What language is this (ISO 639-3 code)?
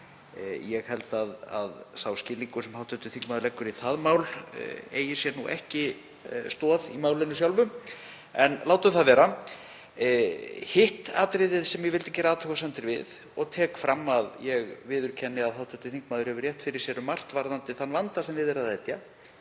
isl